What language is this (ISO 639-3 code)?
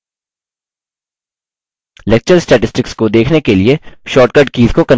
hin